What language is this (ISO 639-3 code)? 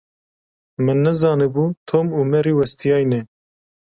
kur